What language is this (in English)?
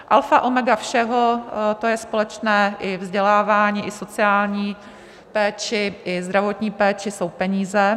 Czech